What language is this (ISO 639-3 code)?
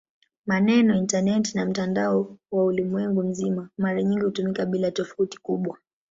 swa